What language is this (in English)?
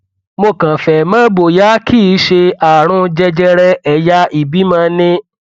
Yoruba